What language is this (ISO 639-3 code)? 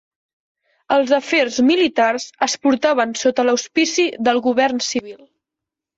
cat